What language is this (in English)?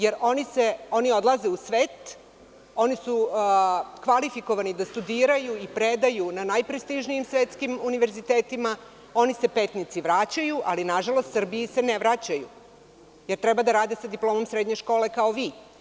Serbian